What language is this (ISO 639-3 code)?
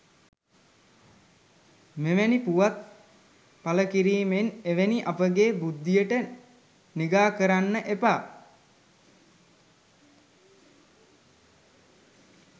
sin